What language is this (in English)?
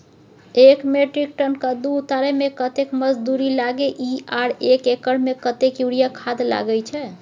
Maithili